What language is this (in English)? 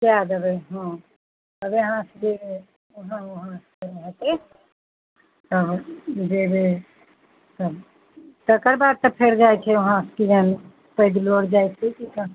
Maithili